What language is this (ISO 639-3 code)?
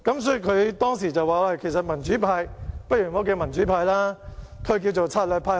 yue